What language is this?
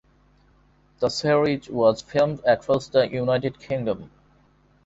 English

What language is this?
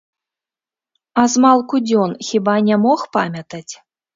Belarusian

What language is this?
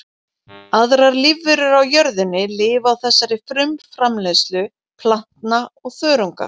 Icelandic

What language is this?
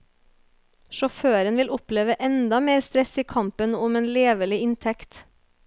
Norwegian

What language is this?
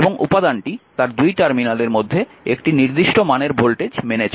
Bangla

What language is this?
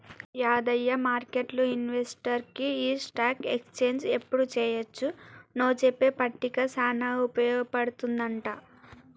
Telugu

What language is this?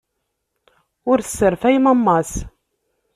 Kabyle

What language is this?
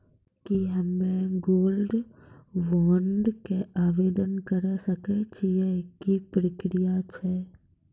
Maithili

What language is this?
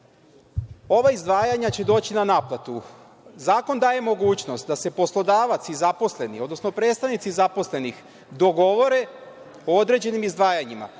Serbian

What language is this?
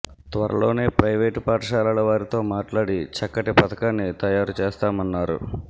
Telugu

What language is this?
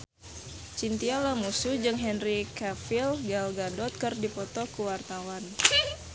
Sundanese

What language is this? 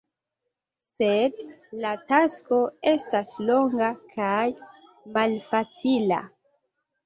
Esperanto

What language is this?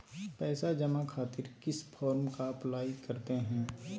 Magahi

